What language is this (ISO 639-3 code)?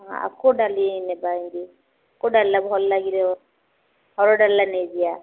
ori